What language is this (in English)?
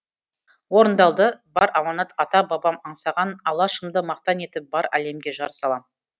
Kazakh